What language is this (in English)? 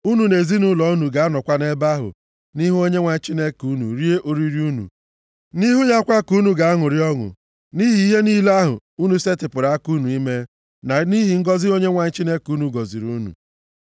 Igbo